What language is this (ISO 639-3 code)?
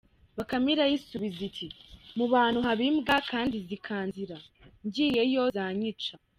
kin